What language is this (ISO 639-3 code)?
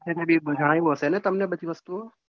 guj